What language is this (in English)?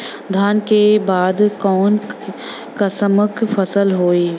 Bhojpuri